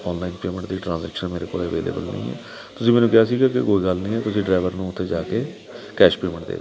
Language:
Punjabi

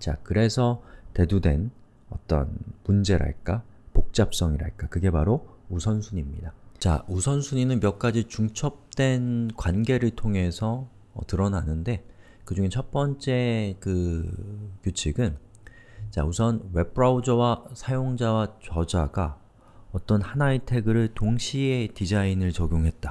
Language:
Korean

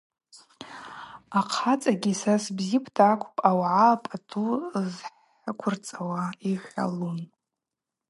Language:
Abaza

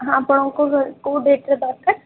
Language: Odia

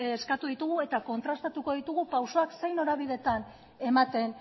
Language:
Basque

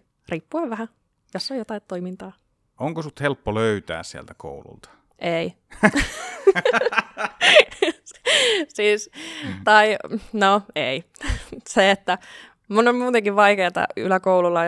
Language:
Finnish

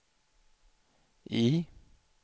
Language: Swedish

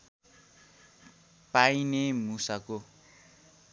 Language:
Nepali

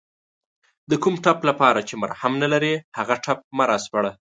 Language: Pashto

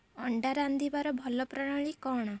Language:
Odia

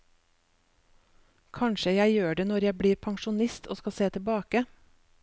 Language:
Norwegian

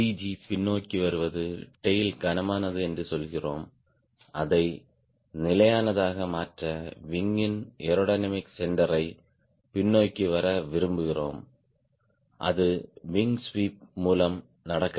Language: Tamil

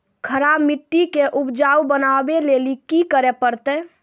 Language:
Maithili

